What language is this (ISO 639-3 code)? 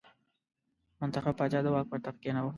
pus